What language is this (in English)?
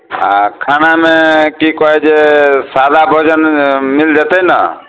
Maithili